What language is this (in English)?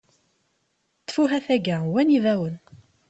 Kabyle